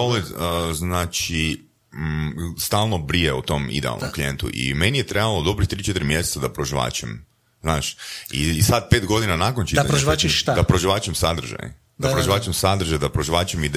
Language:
Croatian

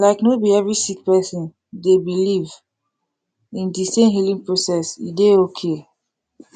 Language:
Nigerian Pidgin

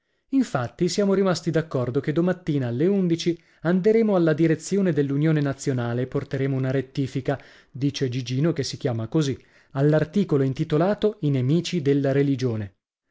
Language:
Italian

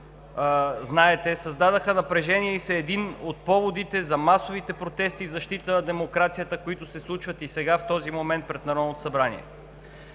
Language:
Bulgarian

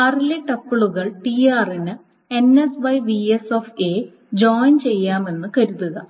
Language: Malayalam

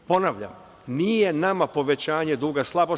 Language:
Serbian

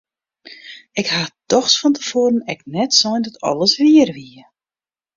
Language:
Western Frisian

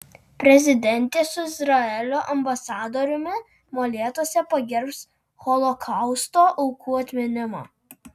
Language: Lithuanian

